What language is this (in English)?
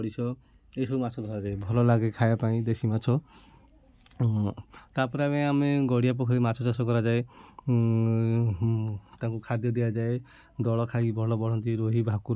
Odia